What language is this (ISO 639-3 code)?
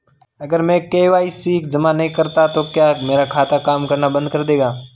hin